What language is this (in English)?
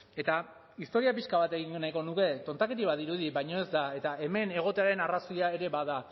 Basque